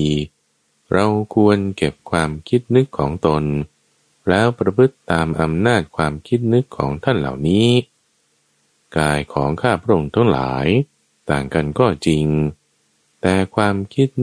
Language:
Thai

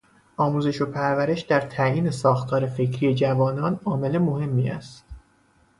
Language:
Persian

